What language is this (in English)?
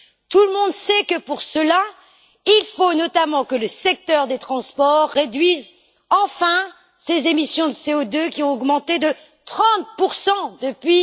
French